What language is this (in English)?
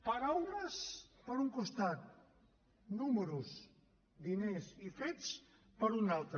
Catalan